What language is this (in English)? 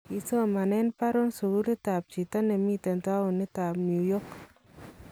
Kalenjin